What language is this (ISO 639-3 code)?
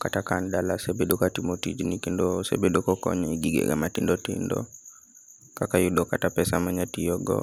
luo